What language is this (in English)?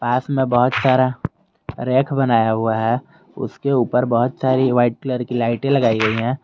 Hindi